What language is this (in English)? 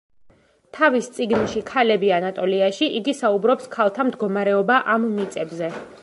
Georgian